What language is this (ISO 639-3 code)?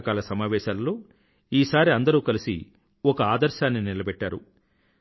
tel